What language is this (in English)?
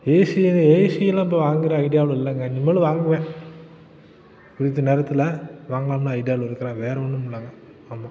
Tamil